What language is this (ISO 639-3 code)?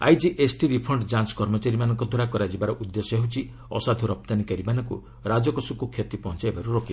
ori